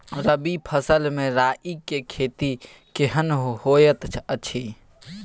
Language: Maithili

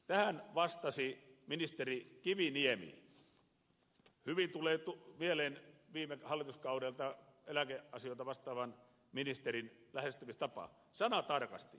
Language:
Finnish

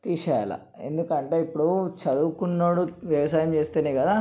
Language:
Telugu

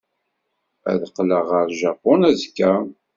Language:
Kabyle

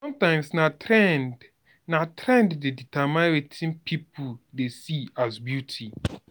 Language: Nigerian Pidgin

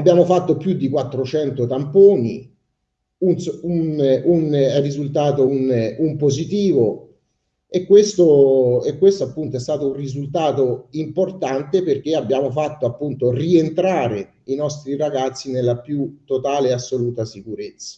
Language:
Italian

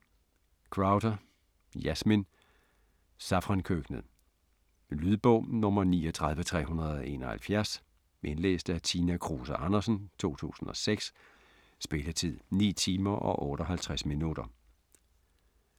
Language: Danish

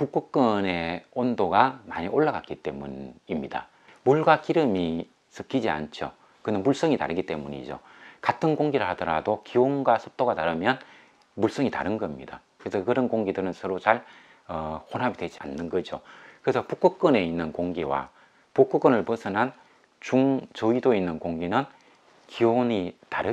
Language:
Korean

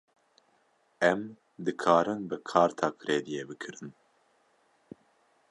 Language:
Kurdish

